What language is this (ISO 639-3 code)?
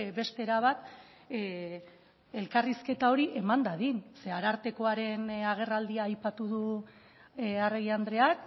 eus